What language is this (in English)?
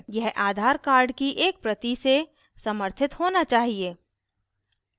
Hindi